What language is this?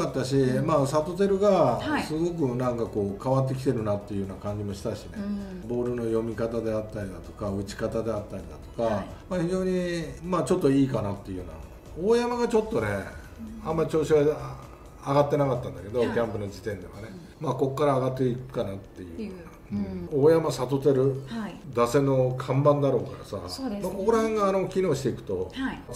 Japanese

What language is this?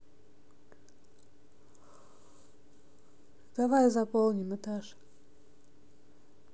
Russian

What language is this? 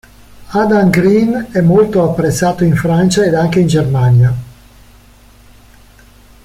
Italian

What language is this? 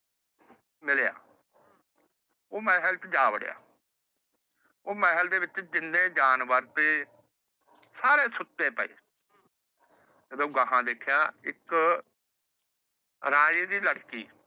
Punjabi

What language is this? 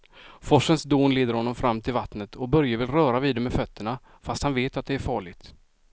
Swedish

